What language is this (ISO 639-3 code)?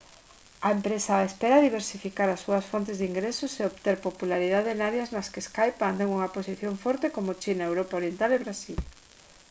glg